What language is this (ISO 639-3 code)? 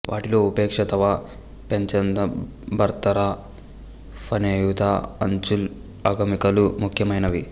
tel